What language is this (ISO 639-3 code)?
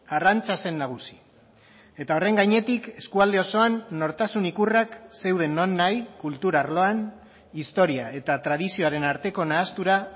eus